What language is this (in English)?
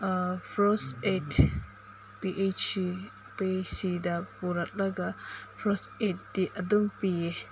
Manipuri